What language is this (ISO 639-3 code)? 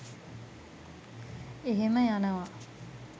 sin